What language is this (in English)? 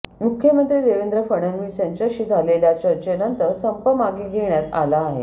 Marathi